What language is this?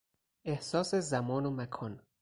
Persian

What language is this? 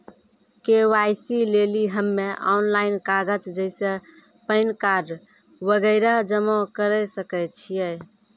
Maithili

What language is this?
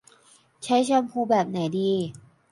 Thai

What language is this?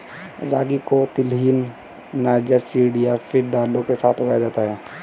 Hindi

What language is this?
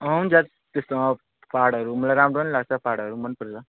Nepali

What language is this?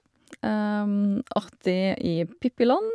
Norwegian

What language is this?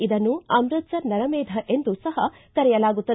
Kannada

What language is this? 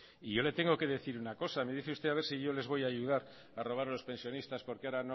Spanish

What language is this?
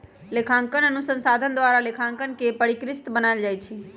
Magahi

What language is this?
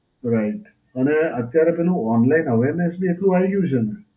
Gujarati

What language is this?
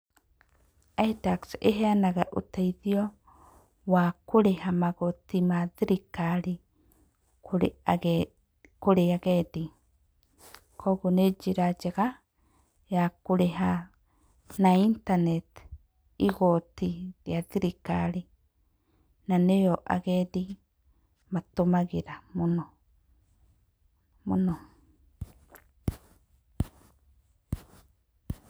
Kikuyu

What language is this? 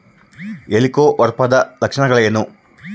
Kannada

